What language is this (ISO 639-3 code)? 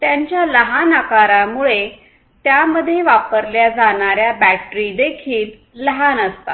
mar